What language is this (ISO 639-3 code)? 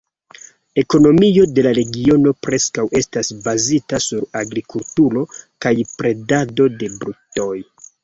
epo